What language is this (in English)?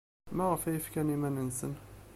Kabyle